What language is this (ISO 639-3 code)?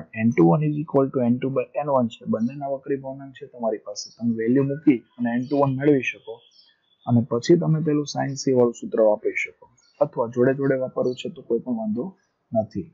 hin